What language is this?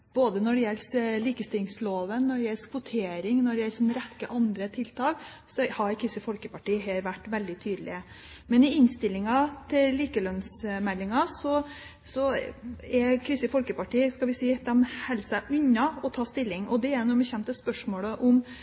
Norwegian Bokmål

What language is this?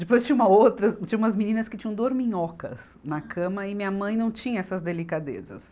Portuguese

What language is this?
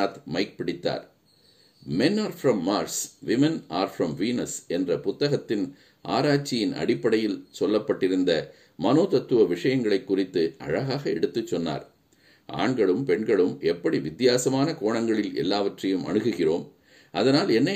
Tamil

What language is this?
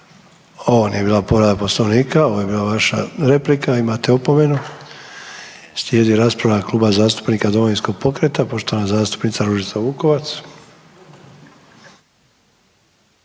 Croatian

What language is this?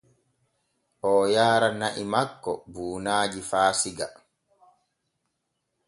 Borgu Fulfulde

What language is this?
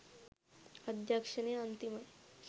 Sinhala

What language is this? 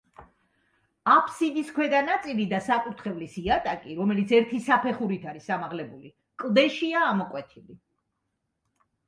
Georgian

